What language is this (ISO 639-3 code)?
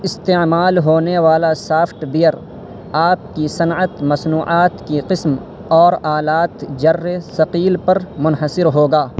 urd